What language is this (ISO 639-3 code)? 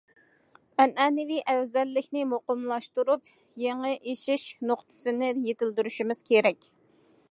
uig